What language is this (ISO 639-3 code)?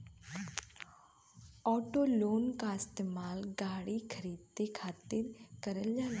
bho